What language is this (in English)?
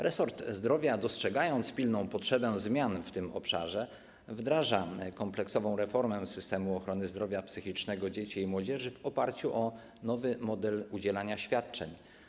Polish